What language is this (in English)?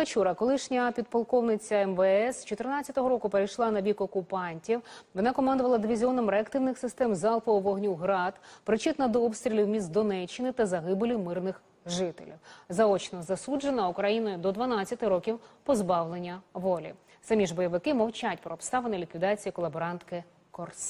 Ukrainian